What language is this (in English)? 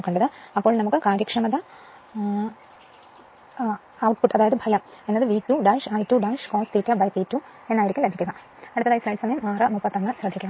Malayalam